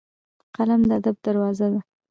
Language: Pashto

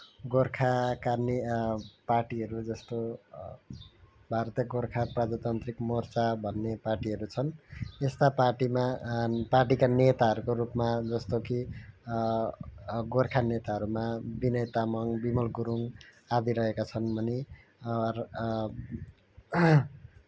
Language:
Nepali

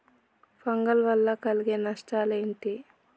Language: Telugu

